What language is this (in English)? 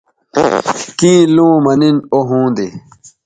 Bateri